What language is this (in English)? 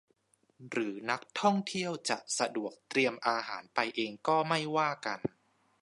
Thai